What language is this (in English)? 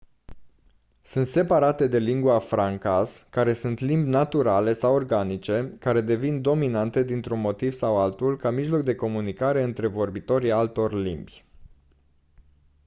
Romanian